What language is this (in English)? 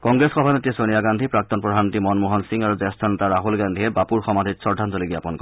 Assamese